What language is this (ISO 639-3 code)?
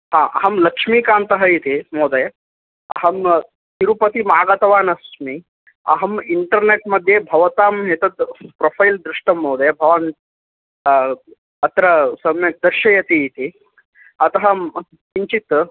san